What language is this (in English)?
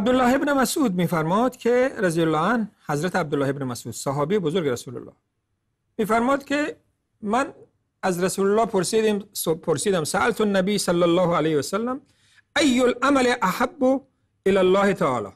Persian